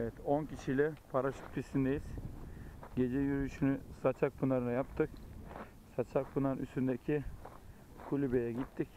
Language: Turkish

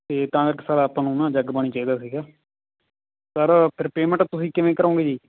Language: Punjabi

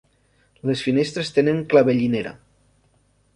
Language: Catalan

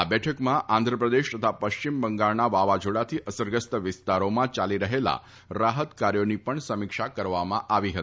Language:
Gujarati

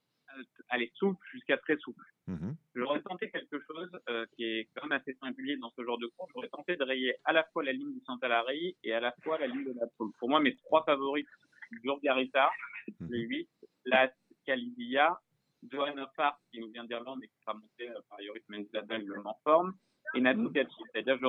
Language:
French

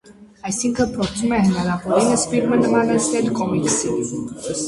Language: Armenian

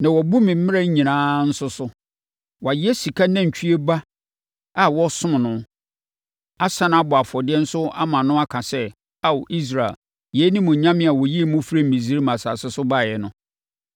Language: Akan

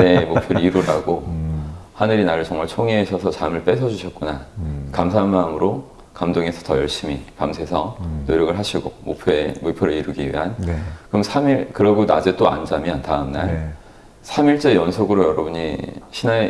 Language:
Korean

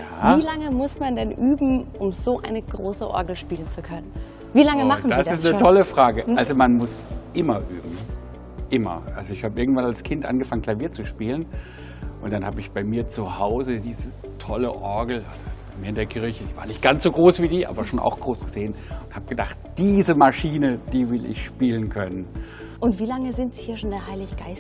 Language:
German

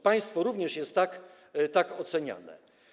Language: Polish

